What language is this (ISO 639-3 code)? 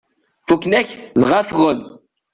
kab